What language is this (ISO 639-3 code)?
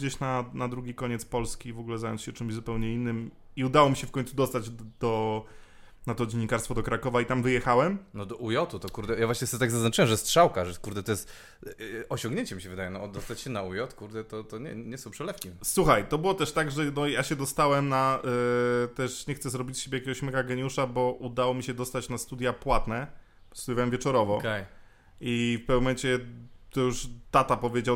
pol